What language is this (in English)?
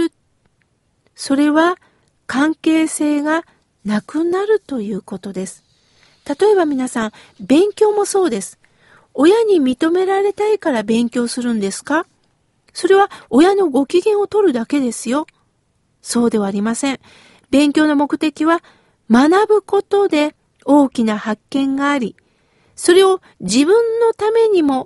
Japanese